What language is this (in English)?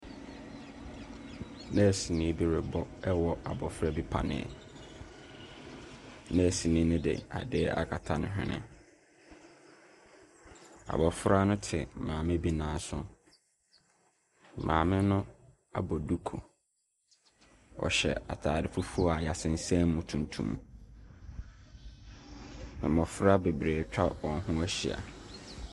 Akan